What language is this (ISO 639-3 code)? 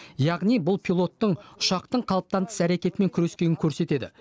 kaz